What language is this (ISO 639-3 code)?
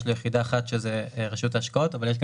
heb